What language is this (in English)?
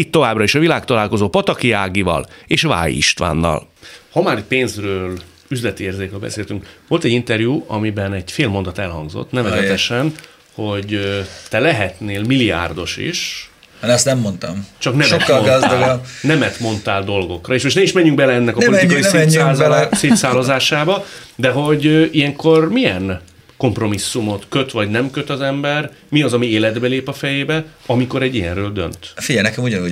Hungarian